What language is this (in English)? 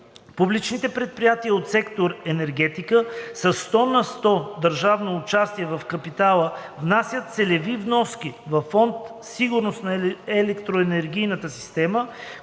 Bulgarian